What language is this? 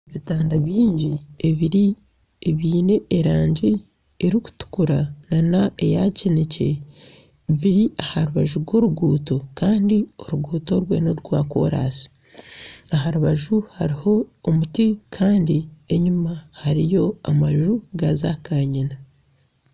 Nyankole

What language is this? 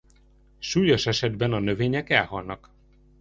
Hungarian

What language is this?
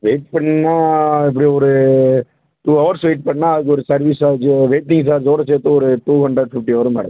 Tamil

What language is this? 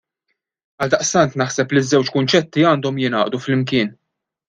Maltese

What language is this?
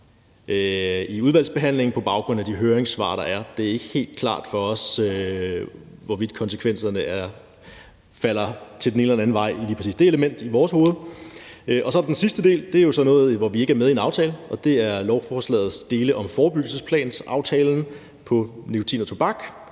Danish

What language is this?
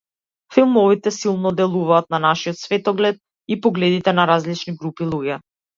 Macedonian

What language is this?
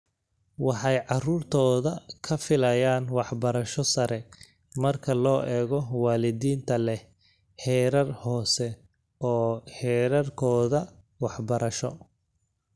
Somali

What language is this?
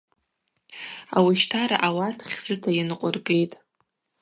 Abaza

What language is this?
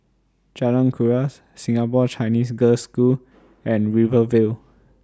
English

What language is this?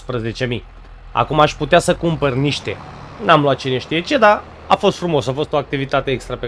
Romanian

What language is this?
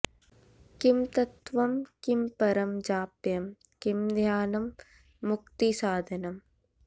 Sanskrit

